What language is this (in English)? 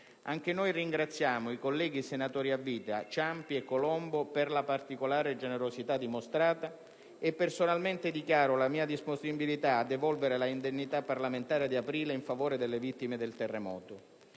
Italian